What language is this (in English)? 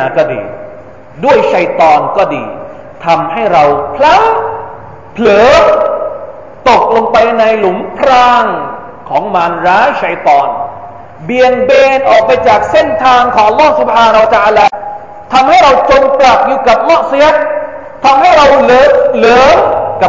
Thai